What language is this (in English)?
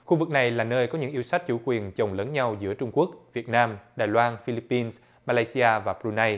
Vietnamese